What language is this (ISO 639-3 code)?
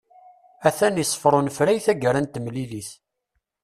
kab